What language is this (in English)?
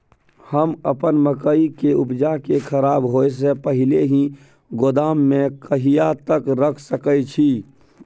Maithili